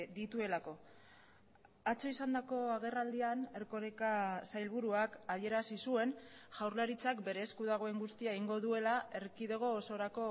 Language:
Basque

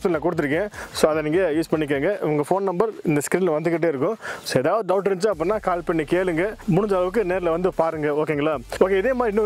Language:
Italian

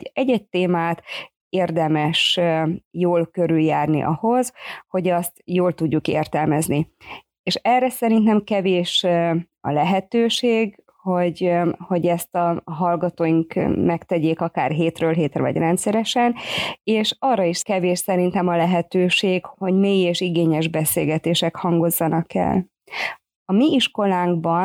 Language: Hungarian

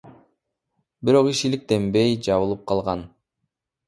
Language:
Kyrgyz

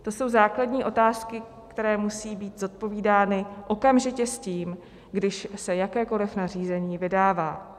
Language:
Czech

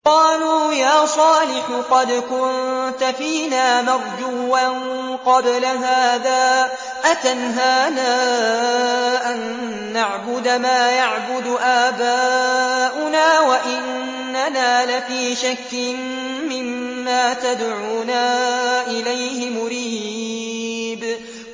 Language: Arabic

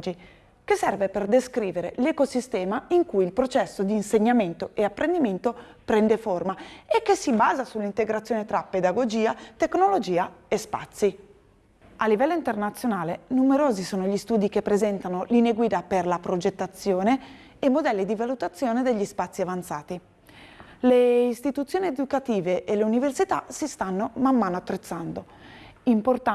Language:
Italian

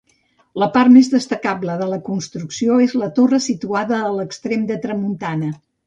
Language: Catalan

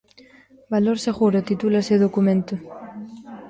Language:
Galician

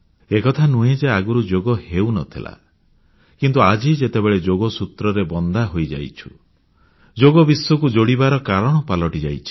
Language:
Odia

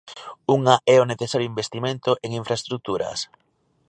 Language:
Galician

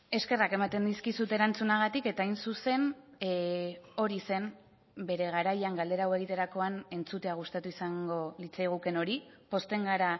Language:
Basque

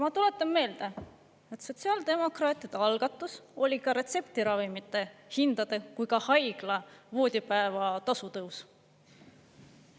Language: Estonian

